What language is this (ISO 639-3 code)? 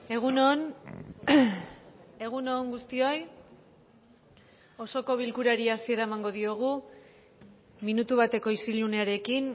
eus